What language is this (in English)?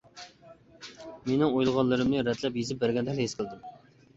Uyghur